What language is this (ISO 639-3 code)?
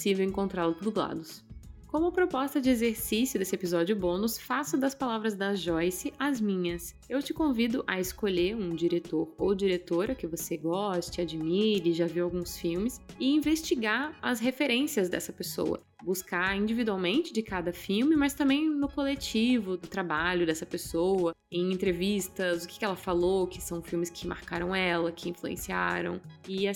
por